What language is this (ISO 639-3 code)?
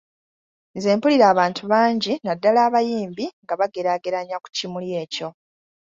lug